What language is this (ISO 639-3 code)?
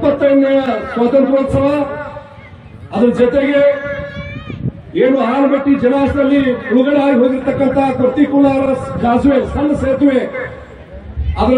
tur